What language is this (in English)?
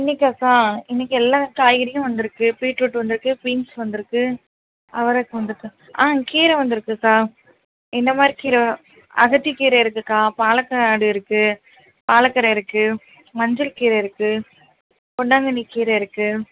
Tamil